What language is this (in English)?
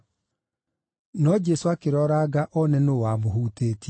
Kikuyu